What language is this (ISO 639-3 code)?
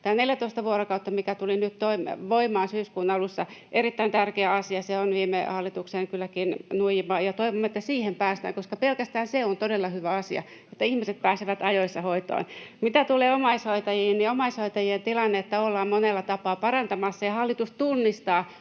fin